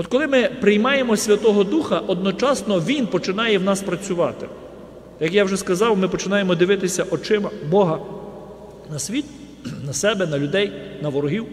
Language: Ukrainian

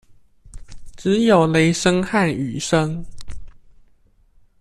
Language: Chinese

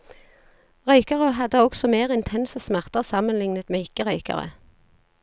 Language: Norwegian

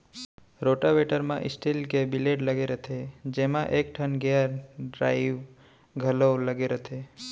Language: Chhattisgarhi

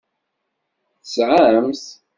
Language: Kabyle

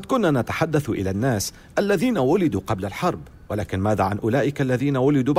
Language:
Arabic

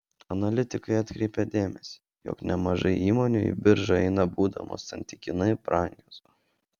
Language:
Lithuanian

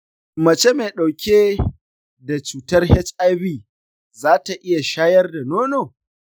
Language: Hausa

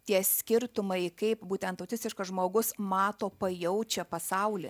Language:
Lithuanian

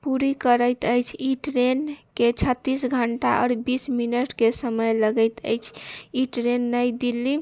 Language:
Maithili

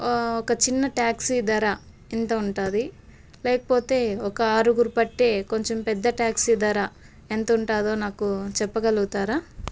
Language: Telugu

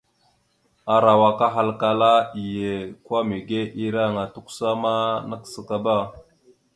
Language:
Mada (Cameroon)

